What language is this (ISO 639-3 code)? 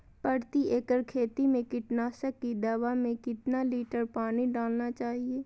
mag